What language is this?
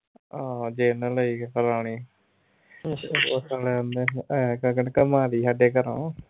Punjabi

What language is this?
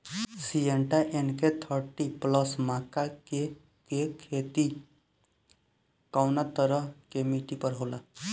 Bhojpuri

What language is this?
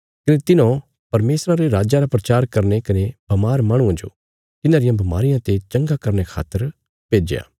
Bilaspuri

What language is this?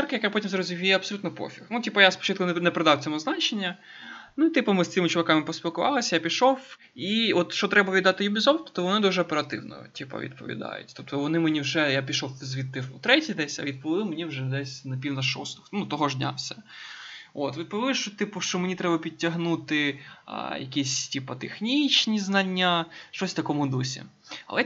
Ukrainian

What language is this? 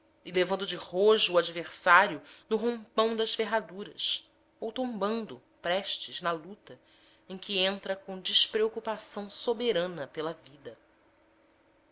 Portuguese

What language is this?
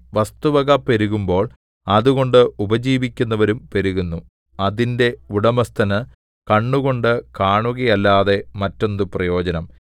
Malayalam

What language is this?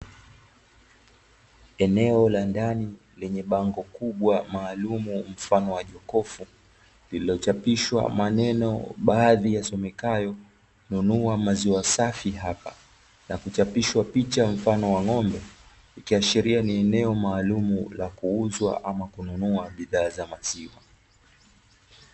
Swahili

